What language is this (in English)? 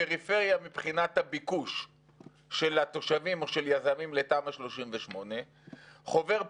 Hebrew